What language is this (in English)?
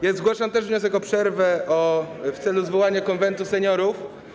Polish